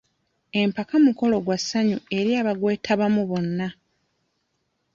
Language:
Ganda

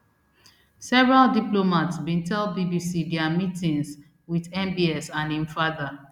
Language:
Nigerian Pidgin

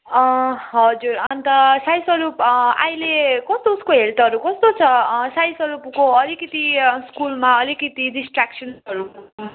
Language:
Nepali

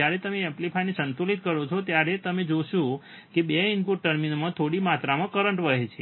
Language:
Gujarati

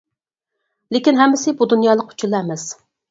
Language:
Uyghur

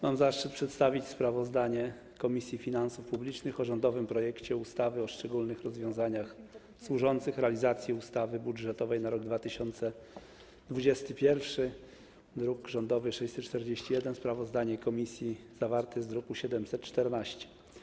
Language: Polish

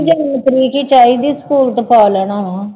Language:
Punjabi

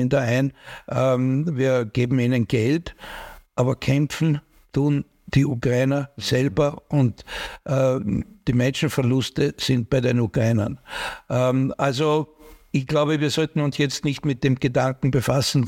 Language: German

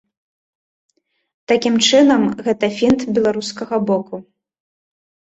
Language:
Belarusian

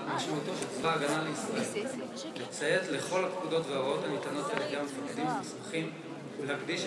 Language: Hebrew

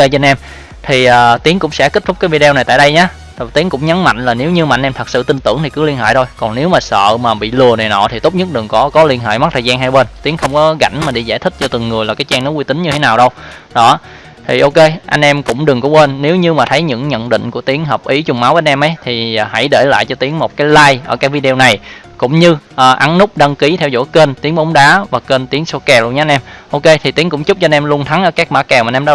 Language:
Vietnamese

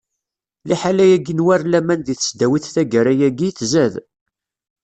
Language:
Kabyle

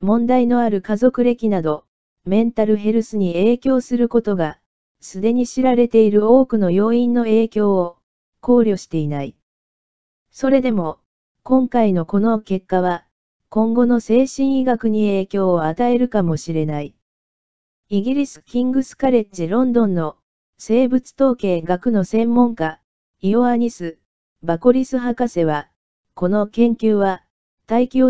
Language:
Japanese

